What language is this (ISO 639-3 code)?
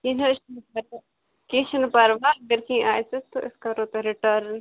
kas